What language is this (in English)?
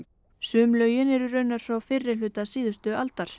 Icelandic